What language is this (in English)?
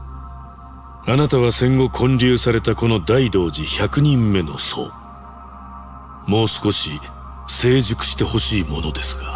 Japanese